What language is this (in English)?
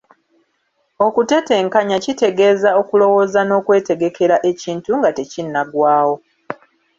Ganda